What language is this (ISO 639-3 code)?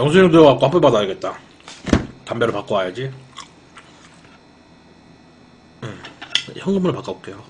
kor